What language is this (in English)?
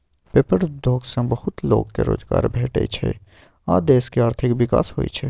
Maithili